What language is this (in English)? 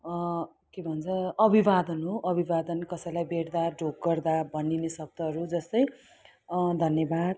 Nepali